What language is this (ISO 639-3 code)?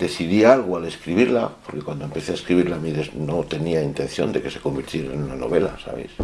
spa